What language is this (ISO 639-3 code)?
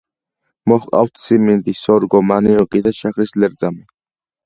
kat